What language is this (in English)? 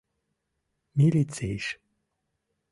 Mari